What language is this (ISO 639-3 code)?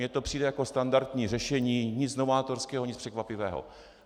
ces